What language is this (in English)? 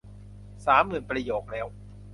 Thai